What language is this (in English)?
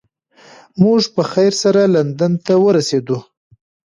Pashto